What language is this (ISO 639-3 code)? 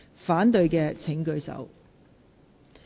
yue